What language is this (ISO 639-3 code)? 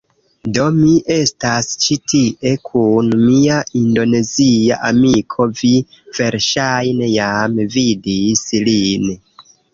epo